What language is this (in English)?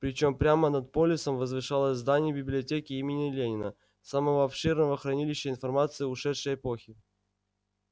Russian